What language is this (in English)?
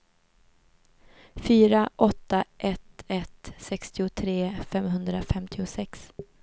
Swedish